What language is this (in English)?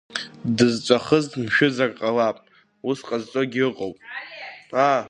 Abkhazian